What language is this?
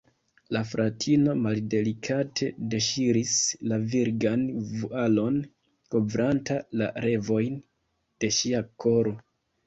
Esperanto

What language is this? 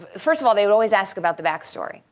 English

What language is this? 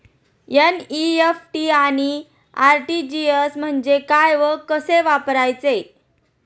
Marathi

